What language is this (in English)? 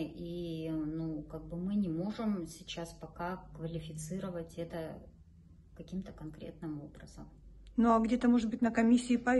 Russian